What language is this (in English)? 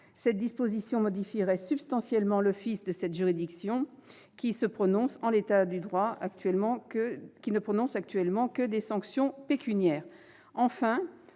French